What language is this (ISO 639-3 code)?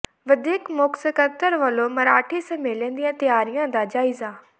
pan